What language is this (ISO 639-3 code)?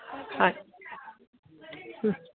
asm